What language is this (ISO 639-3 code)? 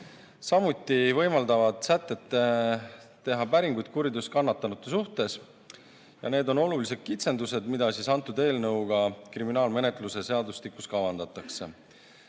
est